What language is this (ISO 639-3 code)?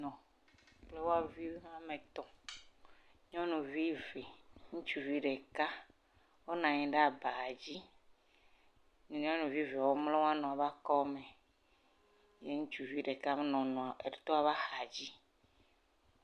ewe